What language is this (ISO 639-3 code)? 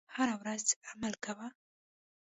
pus